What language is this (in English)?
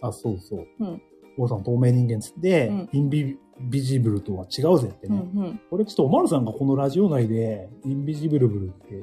Japanese